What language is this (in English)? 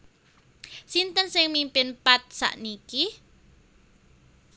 Javanese